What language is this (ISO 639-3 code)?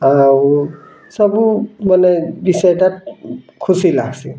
ori